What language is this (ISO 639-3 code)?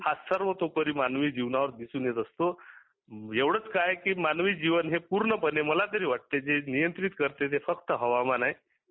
mar